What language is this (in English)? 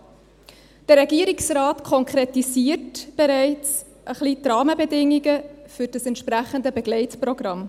Swiss German